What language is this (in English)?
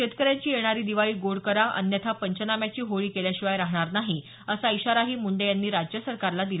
Marathi